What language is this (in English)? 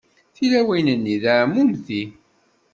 Kabyle